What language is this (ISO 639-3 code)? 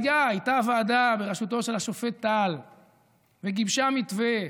heb